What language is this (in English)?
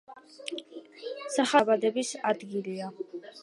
Georgian